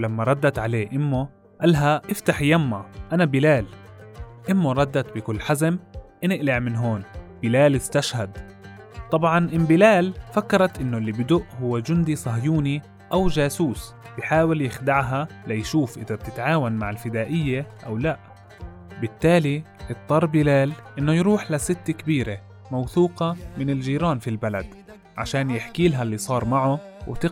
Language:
Arabic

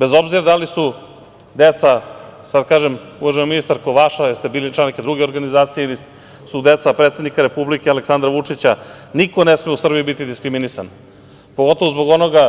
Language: Serbian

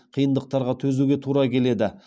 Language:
Kazakh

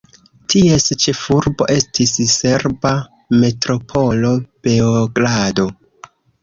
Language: Esperanto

